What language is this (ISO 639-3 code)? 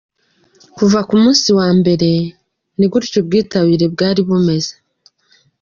kin